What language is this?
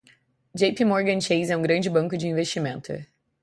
Portuguese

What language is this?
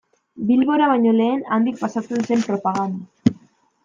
Basque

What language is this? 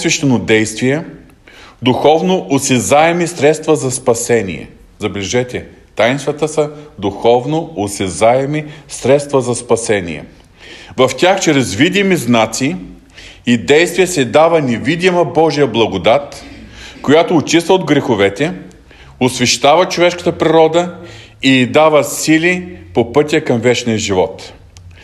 Bulgarian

